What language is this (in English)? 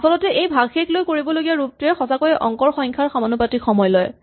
Assamese